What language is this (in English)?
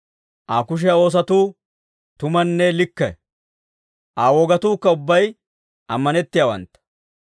Dawro